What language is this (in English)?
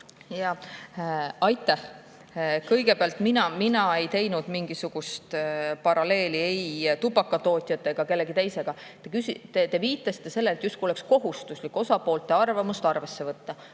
Estonian